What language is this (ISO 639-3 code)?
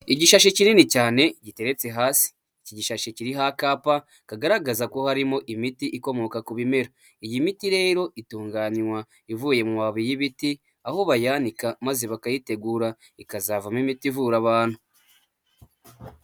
kin